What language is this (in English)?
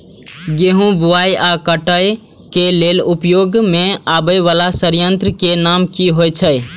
Maithili